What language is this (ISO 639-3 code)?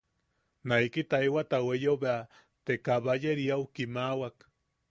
yaq